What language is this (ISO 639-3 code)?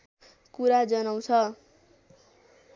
nep